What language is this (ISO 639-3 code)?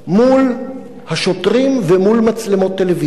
heb